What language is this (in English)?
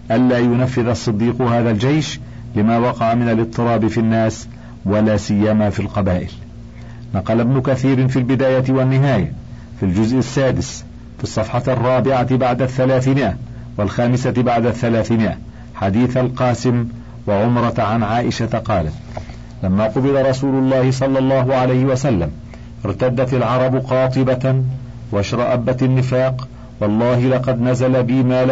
Arabic